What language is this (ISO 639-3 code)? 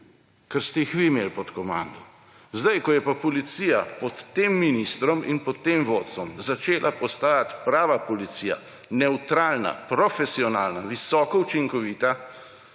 slv